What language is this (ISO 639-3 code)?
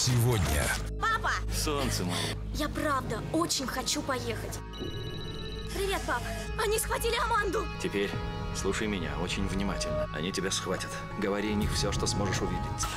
rus